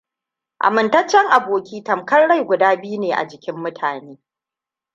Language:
Hausa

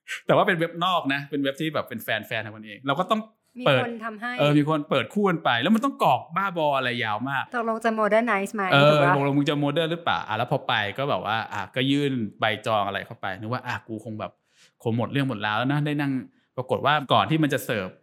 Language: Thai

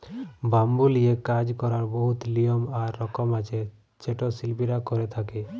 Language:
Bangla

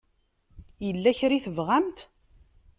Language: Kabyle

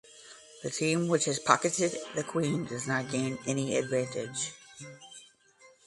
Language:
English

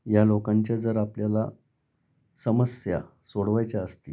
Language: Marathi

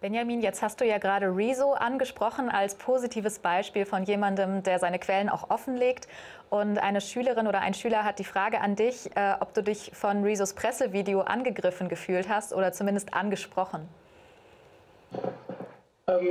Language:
German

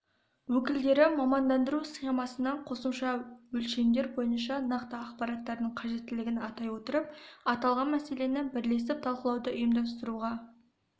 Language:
Kazakh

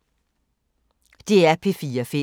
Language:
Danish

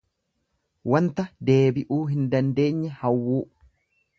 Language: Oromo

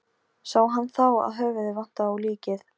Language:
Icelandic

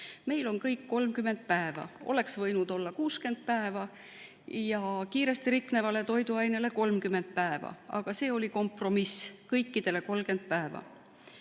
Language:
Estonian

